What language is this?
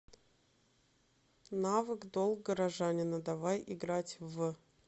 Russian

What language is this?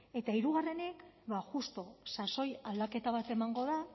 Basque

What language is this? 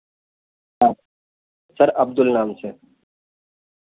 Urdu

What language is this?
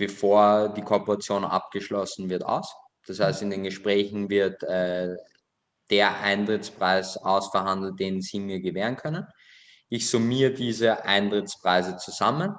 German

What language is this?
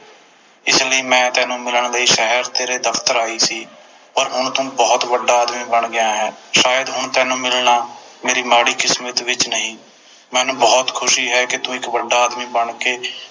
Punjabi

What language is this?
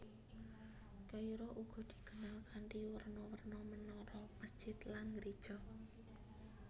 Javanese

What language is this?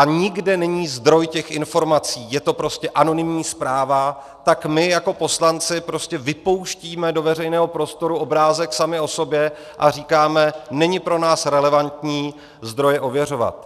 Czech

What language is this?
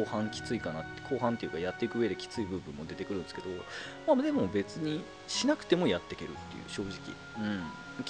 Japanese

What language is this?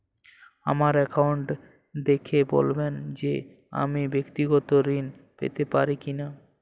Bangla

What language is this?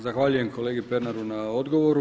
Croatian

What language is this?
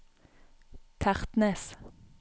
Norwegian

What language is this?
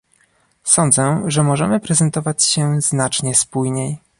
Polish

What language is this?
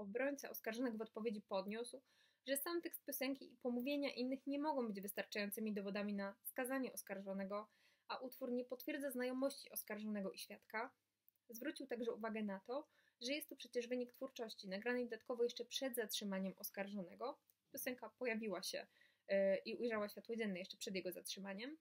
Polish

